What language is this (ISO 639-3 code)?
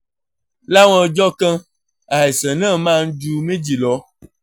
yor